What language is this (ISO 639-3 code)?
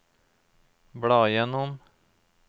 nor